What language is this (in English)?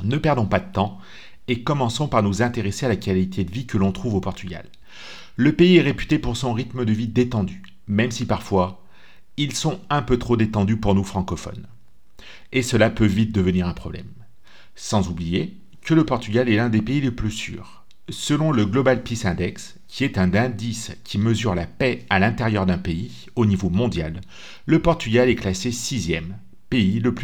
French